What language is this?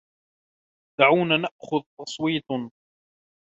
Arabic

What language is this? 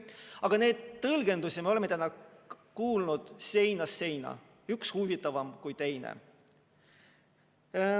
Estonian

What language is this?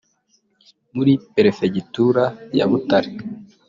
Kinyarwanda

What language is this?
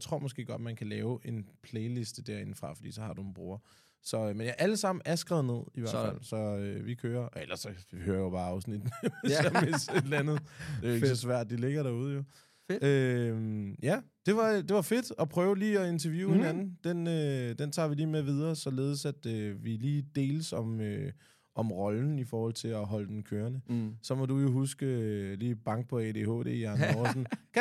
Danish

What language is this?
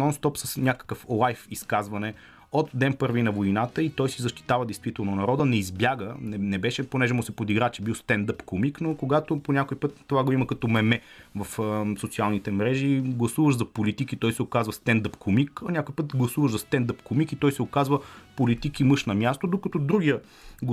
Bulgarian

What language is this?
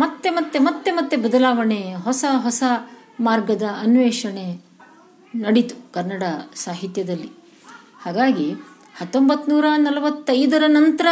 Kannada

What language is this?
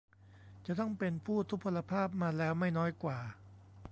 Thai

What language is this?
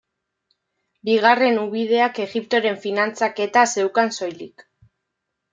Basque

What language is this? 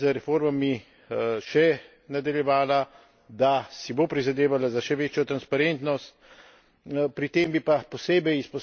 Slovenian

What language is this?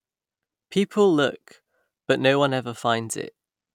English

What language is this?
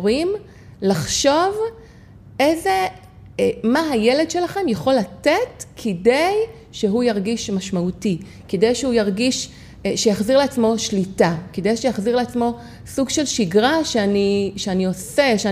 Hebrew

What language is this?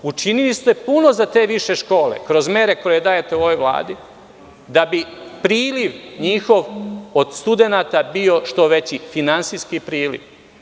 Serbian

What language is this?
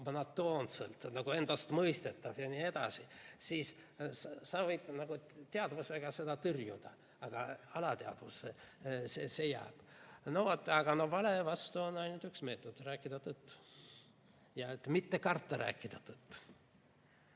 Estonian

